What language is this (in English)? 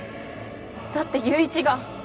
Japanese